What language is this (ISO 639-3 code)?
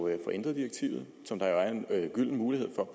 dan